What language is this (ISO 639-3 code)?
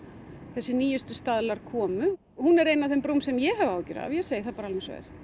isl